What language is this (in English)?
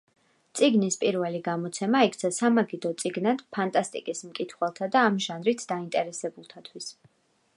Georgian